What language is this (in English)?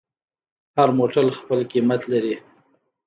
Pashto